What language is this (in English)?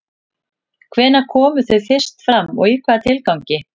Icelandic